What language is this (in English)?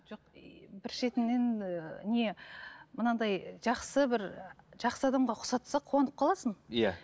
Kazakh